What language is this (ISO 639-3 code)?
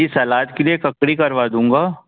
hin